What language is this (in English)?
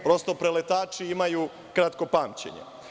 Serbian